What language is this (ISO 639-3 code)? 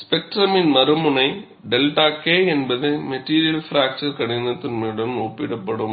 tam